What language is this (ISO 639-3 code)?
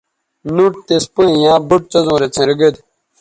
btv